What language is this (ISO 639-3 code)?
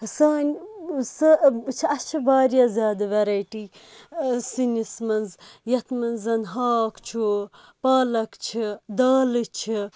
kas